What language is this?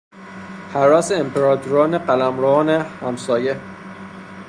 Persian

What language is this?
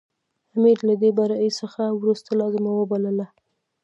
Pashto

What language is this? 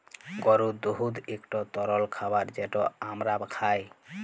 Bangla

